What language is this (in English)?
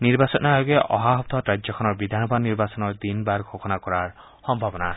Assamese